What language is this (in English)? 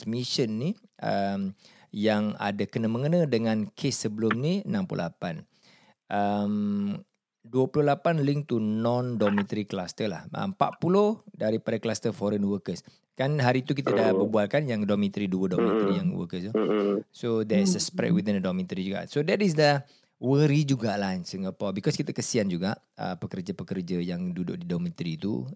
Malay